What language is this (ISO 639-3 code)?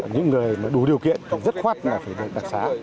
vie